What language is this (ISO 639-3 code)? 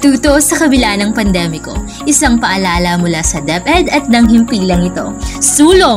fil